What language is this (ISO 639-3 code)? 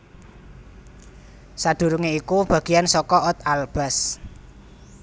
jav